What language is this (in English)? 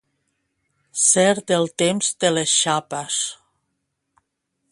Catalan